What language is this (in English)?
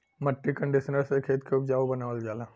Bhojpuri